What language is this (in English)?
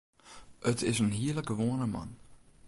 Western Frisian